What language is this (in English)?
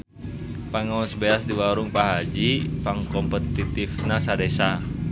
Sundanese